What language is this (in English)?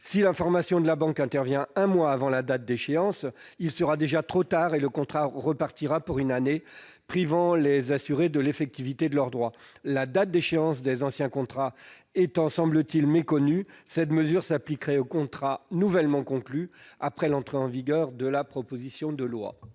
French